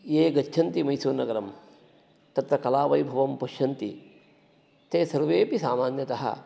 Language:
Sanskrit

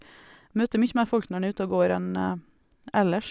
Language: Norwegian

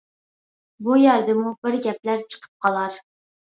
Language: Uyghur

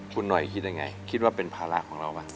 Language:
Thai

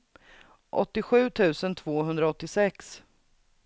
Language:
Swedish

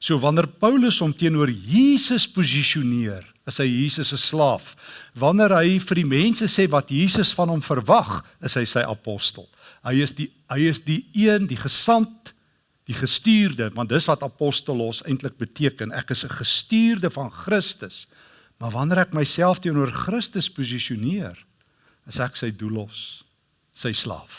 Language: Dutch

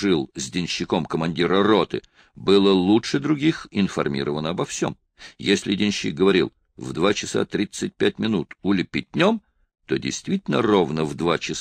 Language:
Russian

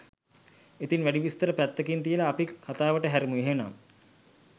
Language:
Sinhala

